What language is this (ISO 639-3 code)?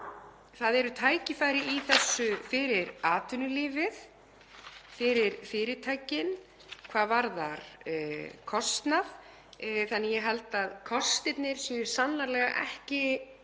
isl